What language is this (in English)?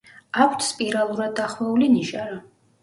Georgian